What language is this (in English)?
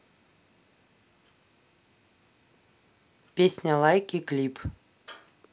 Russian